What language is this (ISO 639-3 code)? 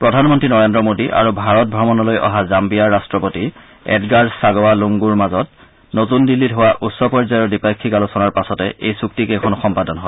asm